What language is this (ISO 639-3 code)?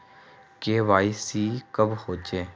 mag